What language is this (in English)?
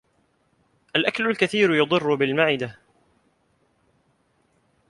Arabic